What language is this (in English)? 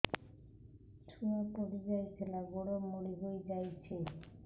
Odia